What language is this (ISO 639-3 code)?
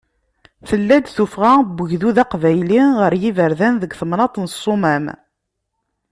kab